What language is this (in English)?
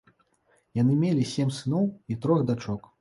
Belarusian